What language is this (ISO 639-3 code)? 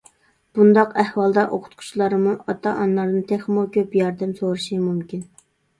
uig